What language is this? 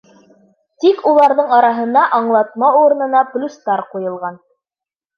Bashkir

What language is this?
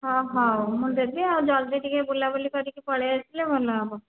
Odia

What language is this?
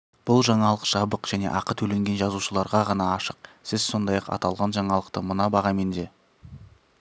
Kazakh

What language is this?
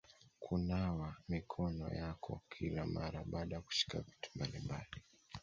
Swahili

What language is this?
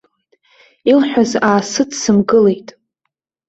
Abkhazian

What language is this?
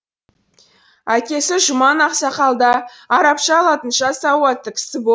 Kazakh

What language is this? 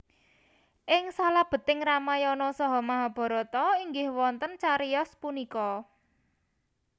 Javanese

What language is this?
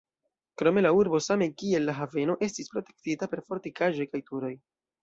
Esperanto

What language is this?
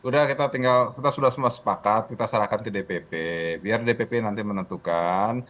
Indonesian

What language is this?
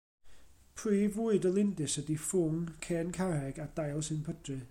Welsh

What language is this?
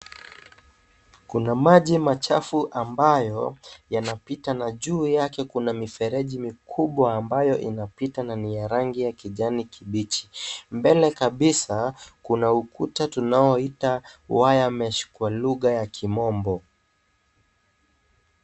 Swahili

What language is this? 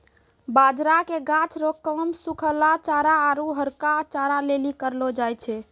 Maithili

